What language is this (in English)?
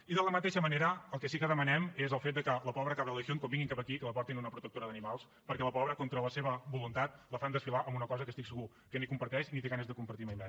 Catalan